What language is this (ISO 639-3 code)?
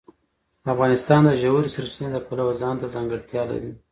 pus